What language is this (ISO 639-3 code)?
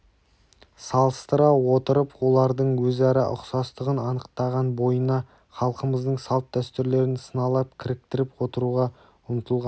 kaz